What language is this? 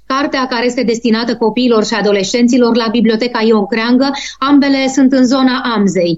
Romanian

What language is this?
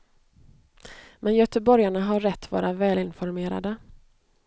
Swedish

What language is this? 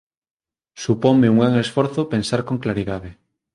Galician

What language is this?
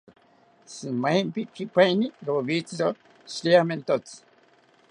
South Ucayali Ashéninka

